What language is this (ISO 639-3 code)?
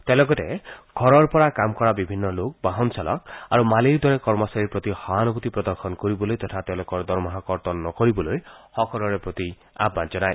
asm